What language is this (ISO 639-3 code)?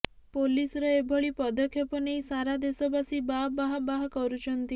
ori